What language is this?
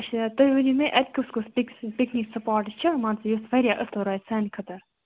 Kashmiri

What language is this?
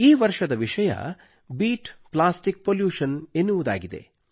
Kannada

